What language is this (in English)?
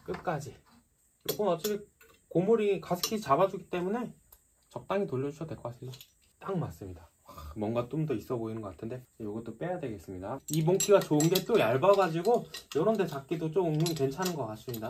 Korean